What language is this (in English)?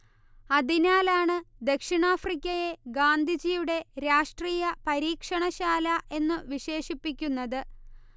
Malayalam